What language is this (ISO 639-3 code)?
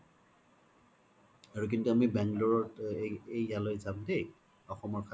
asm